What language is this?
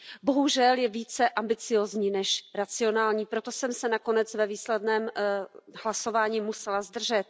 Czech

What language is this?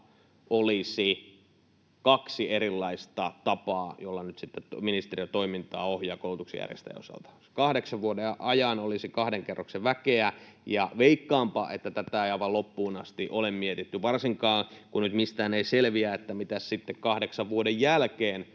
Finnish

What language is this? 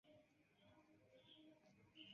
Esperanto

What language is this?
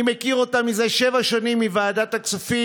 Hebrew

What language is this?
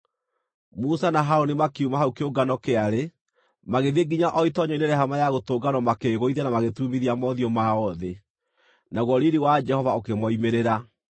Kikuyu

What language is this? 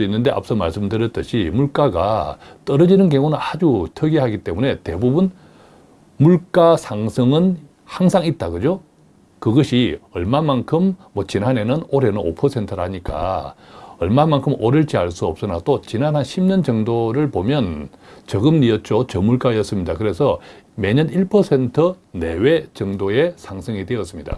Korean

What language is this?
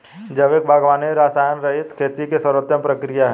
Hindi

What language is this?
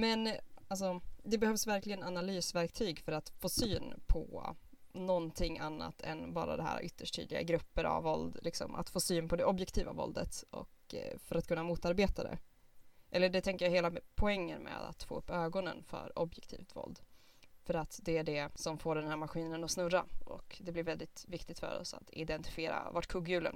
Swedish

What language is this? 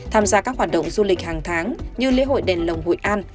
Vietnamese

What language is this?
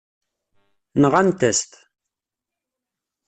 Kabyle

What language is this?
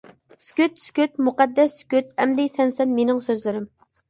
Uyghur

